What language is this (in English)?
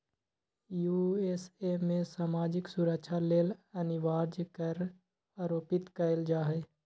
Magahi